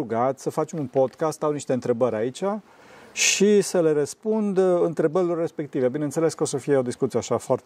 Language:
Romanian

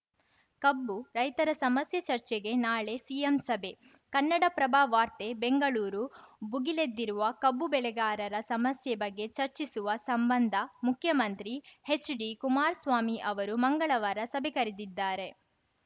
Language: Kannada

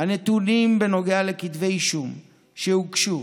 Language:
Hebrew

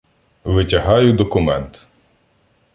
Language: Ukrainian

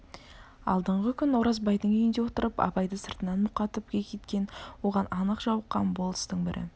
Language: Kazakh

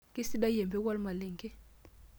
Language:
Masai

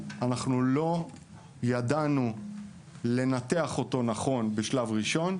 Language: Hebrew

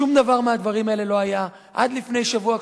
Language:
Hebrew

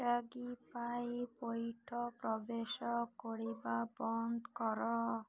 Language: Odia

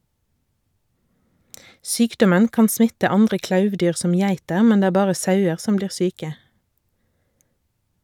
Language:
Norwegian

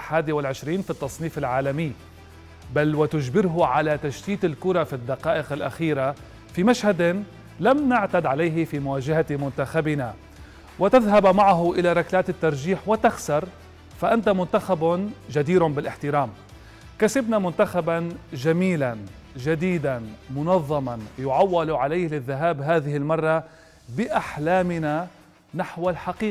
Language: Arabic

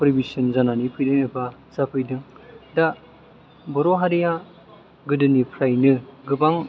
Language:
Bodo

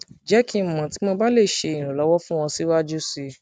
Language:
Yoruba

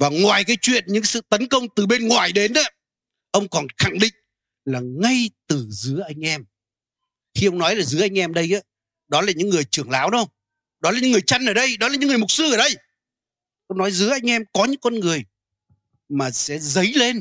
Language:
Vietnamese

